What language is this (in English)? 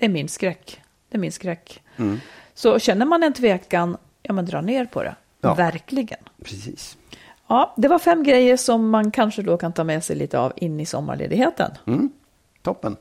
Swedish